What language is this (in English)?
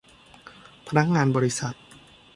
Thai